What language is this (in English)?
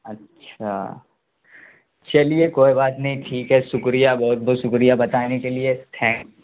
Urdu